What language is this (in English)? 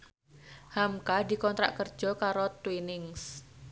Javanese